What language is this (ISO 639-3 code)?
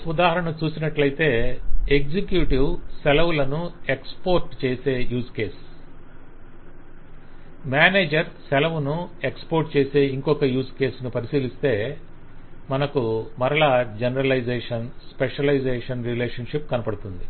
tel